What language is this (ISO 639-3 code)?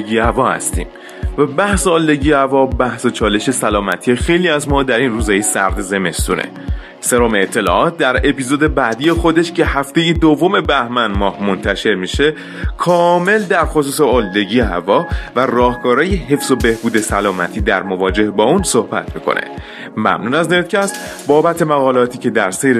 fas